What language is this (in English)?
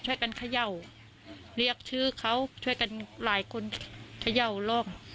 Thai